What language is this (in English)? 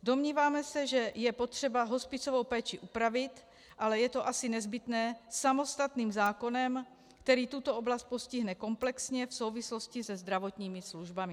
Czech